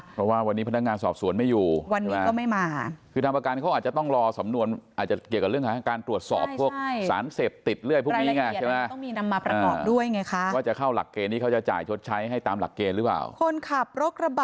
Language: Thai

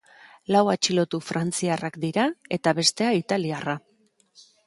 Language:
Basque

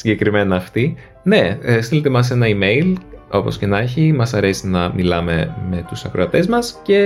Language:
Greek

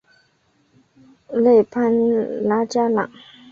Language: Chinese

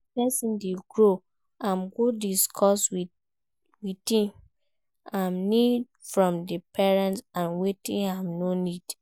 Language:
Nigerian Pidgin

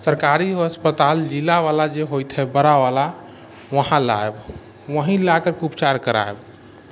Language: Maithili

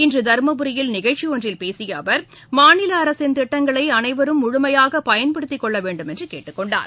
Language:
Tamil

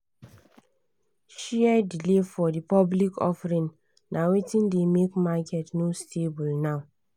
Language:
Nigerian Pidgin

